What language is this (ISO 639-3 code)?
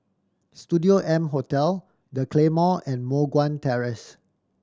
eng